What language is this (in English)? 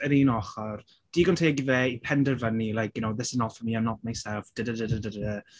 Welsh